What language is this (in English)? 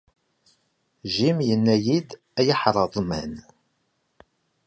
Kabyle